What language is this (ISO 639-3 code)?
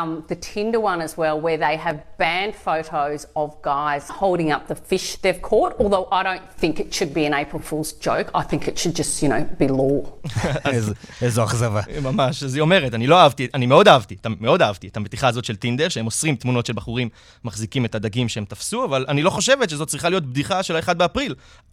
heb